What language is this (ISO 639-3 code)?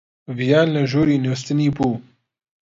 ckb